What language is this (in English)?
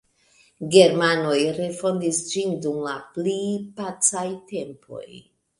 Esperanto